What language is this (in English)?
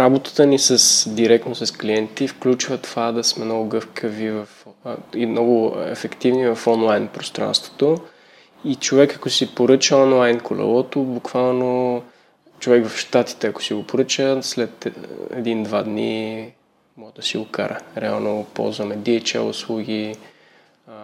Bulgarian